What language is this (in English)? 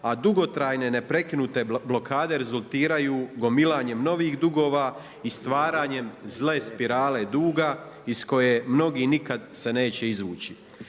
Croatian